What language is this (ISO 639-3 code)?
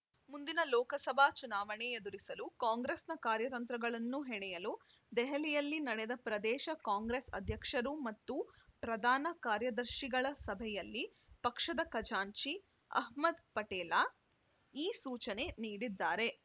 kan